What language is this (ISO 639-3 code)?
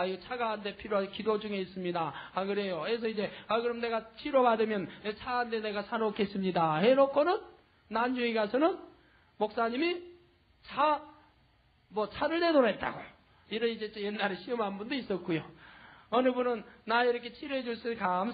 kor